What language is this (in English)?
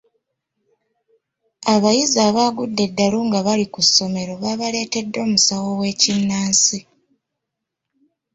Ganda